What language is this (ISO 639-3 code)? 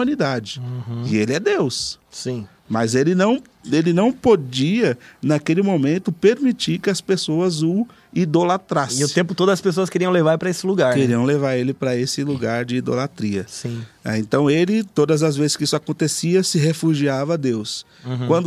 por